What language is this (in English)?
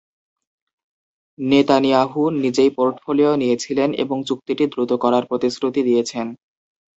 Bangla